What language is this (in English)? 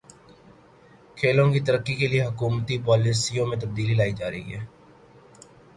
Urdu